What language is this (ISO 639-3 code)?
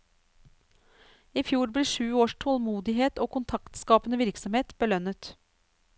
nor